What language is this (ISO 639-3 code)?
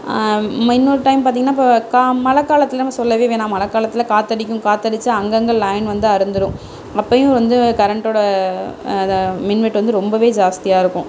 tam